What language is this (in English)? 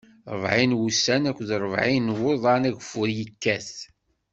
Kabyle